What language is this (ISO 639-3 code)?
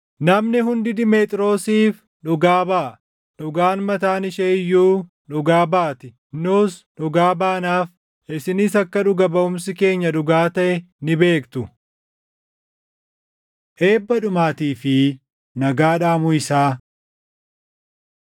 orm